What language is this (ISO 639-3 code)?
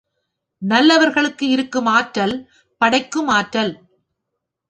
tam